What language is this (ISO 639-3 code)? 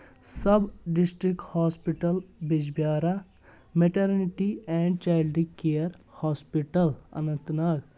kas